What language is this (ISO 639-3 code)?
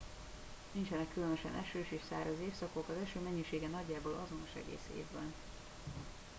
hun